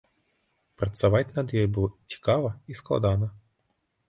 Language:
Belarusian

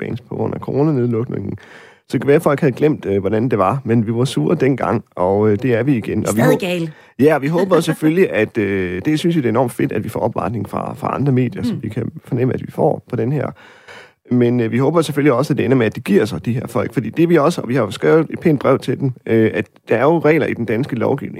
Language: Danish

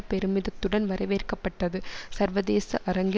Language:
Tamil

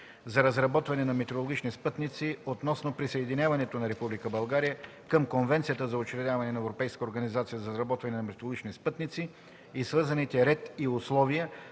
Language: Bulgarian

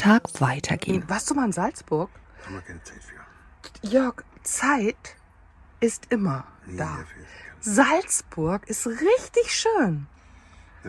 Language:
German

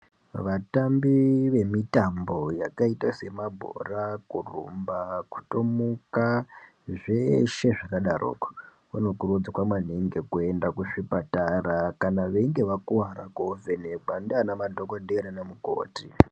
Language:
Ndau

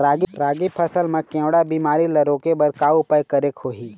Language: Chhattisgarhi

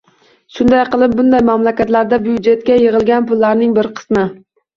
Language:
Uzbek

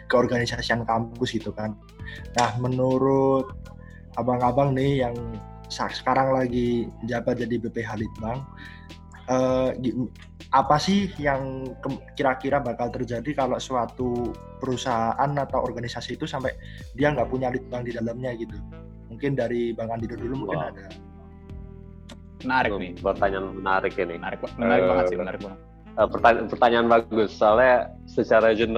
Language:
Indonesian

